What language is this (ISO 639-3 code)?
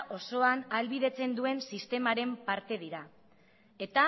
eus